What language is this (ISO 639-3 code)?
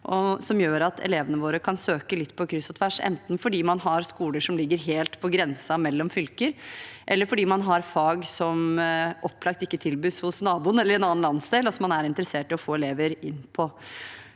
nor